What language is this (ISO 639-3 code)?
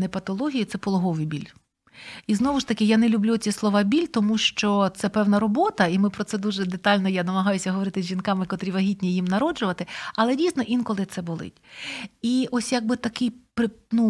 ukr